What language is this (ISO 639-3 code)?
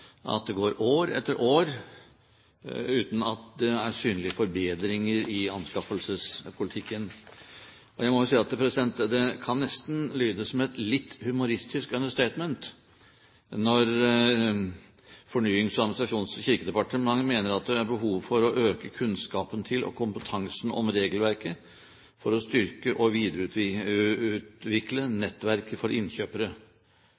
nob